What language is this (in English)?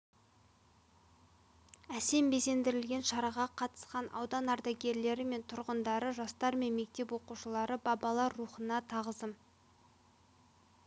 Kazakh